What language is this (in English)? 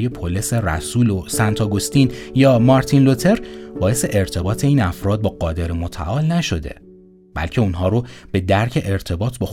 Persian